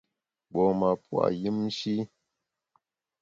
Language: Bamun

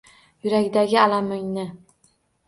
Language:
Uzbek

